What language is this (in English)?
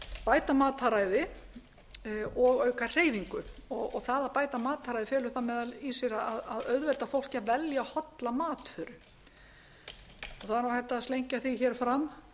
Icelandic